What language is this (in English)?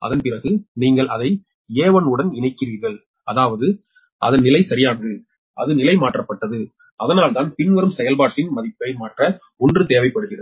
Tamil